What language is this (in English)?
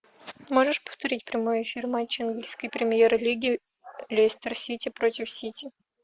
Russian